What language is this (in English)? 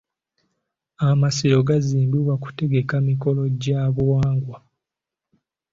Ganda